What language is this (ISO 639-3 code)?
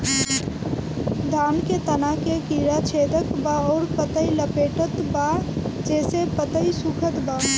bho